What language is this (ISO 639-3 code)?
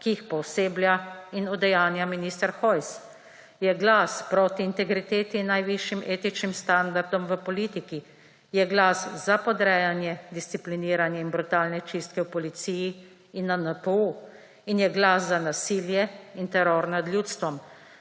slv